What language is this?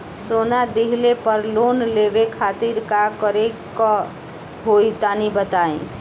Bhojpuri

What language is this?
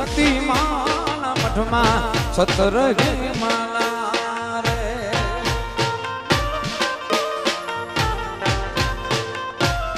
Hindi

